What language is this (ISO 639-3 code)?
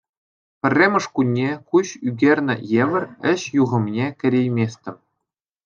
chv